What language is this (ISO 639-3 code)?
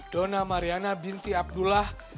ind